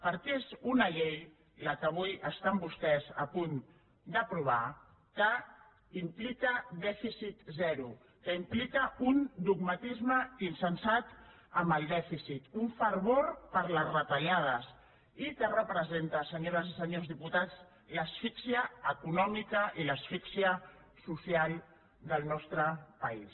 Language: Catalan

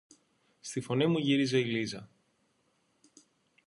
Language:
Greek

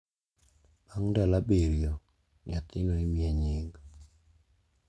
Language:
Luo (Kenya and Tanzania)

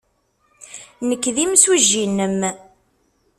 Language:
Kabyle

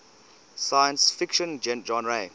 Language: English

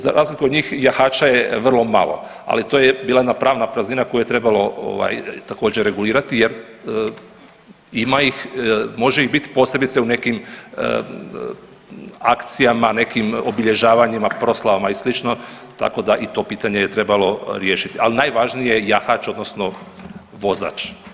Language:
Croatian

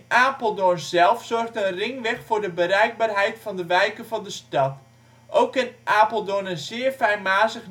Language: Dutch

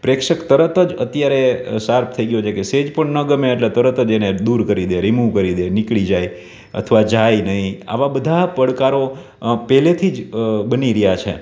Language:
Gujarati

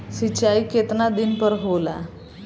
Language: Bhojpuri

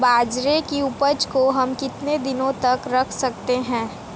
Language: Hindi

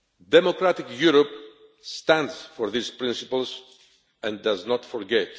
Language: English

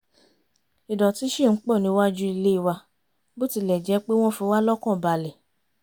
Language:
Yoruba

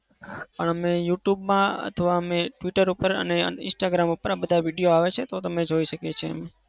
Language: Gujarati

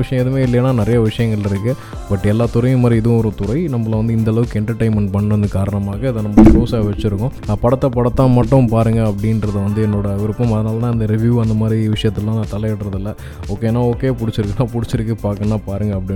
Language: Tamil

